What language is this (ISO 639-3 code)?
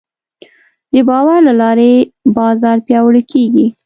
pus